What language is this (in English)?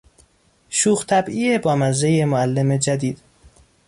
Persian